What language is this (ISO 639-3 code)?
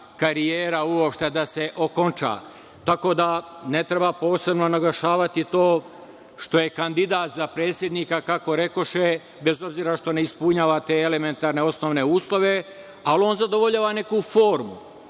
srp